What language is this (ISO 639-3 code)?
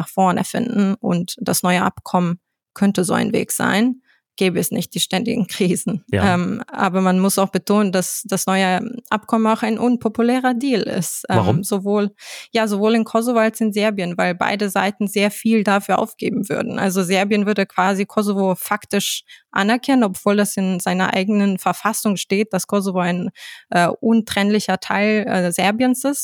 deu